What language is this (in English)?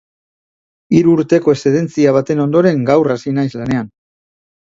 Basque